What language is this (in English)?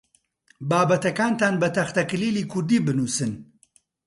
Central Kurdish